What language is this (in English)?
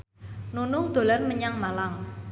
Javanese